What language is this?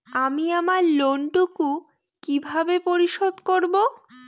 Bangla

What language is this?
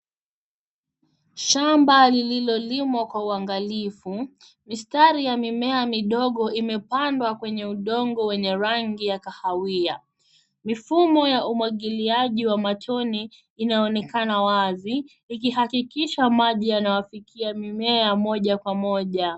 Swahili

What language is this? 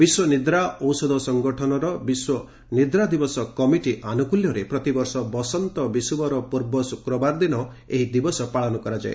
Odia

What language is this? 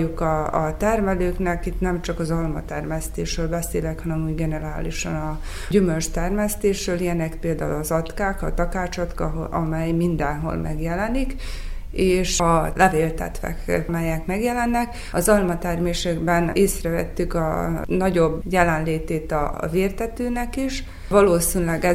Hungarian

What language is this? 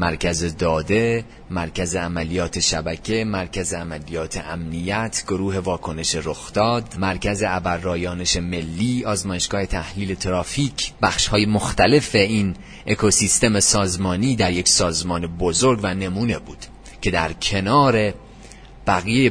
Persian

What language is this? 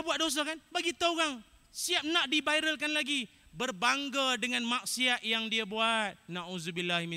Malay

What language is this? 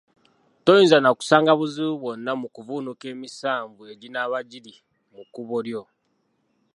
Ganda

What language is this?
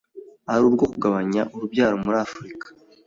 Kinyarwanda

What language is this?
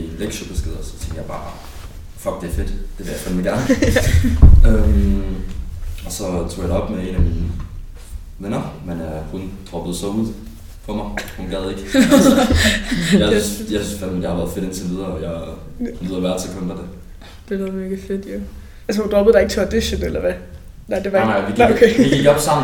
Danish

